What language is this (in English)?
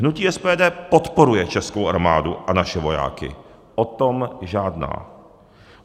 Czech